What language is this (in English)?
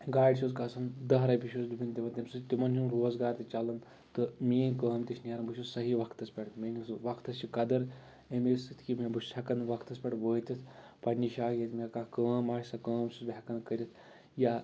Kashmiri